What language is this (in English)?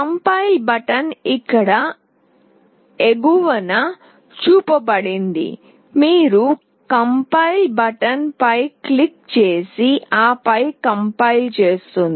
Telugu